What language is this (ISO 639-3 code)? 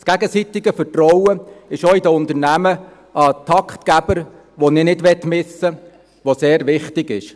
gsw